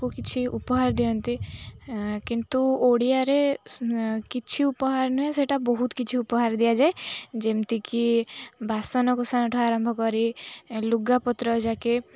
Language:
Odia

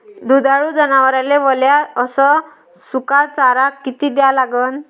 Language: Marathi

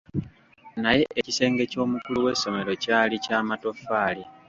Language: Ganda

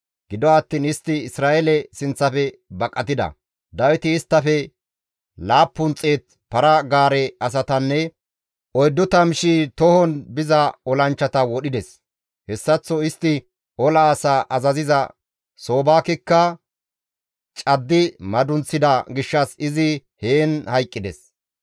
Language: Gamo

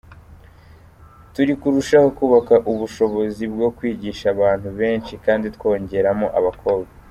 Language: Kinyarwanda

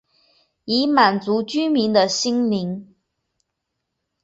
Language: Chinese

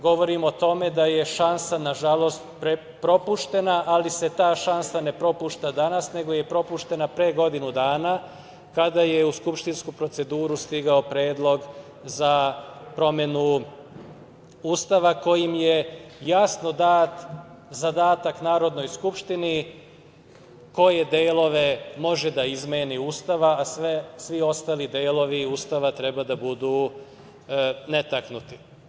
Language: Serbian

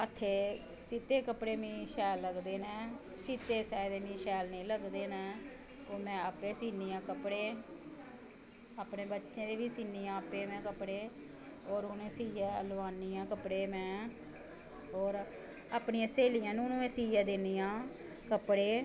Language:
Dogri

